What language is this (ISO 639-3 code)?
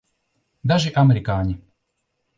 lav